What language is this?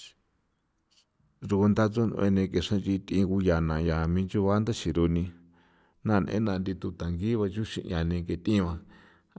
San Felipe Otlaltepec Popoloca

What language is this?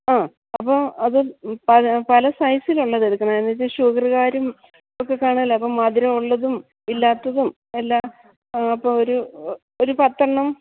Malayalam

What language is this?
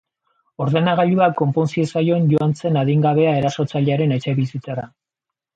Basque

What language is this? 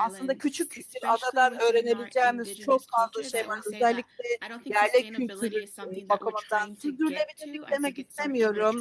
Turkish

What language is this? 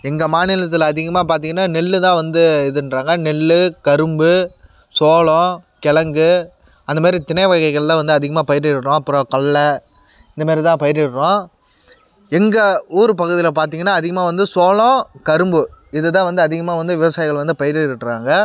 Tamil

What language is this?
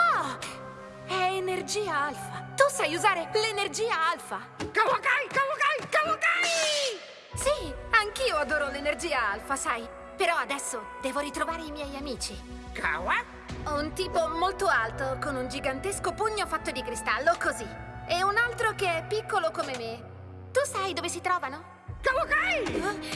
Italian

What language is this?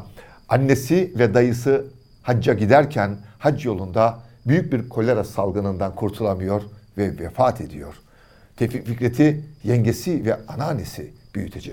Turkish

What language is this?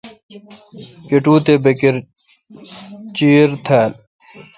Kalkoti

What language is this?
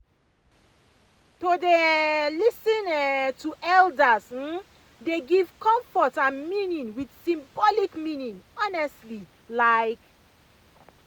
Nigerian Pidgin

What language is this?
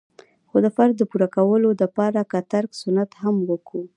Pashto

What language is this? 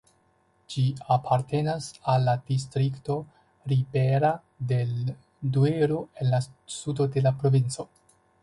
Esperanto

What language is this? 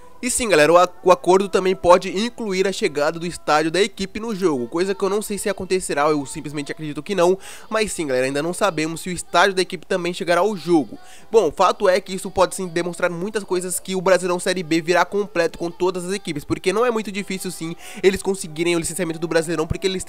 Portuguese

